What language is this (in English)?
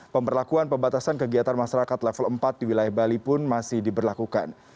Indonesian